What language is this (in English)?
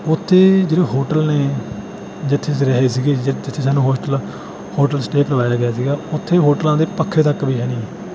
Punjabi